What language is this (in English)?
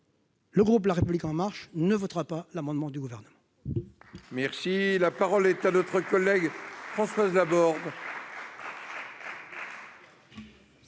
French